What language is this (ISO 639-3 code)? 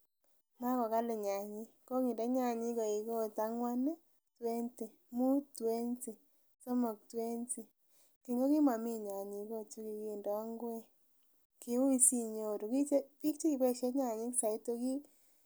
kln